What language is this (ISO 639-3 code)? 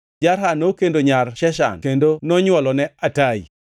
luo